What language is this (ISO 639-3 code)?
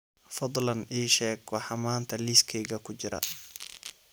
som